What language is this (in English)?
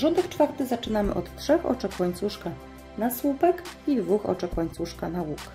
Polish